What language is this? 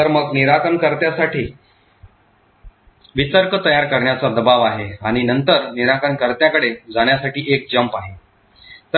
Marathi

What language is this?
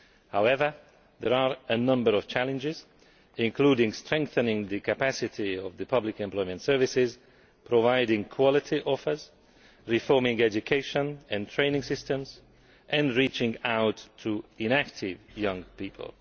English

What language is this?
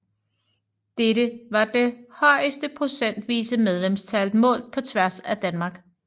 Danish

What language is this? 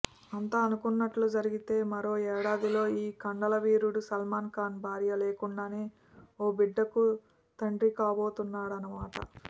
Telugu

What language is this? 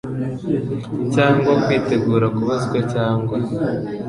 Kinyarwanda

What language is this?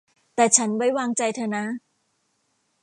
Thai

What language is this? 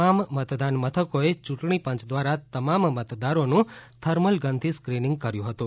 Gujarati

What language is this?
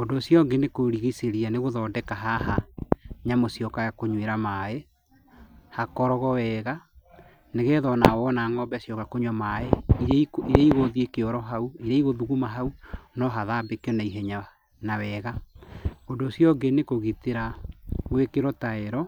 Kikuyu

